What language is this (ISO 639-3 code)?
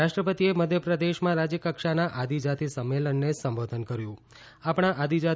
guj